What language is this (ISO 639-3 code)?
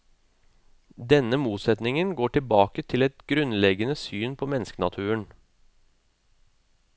nor